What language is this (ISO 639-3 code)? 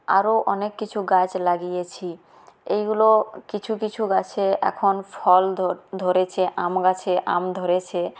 ben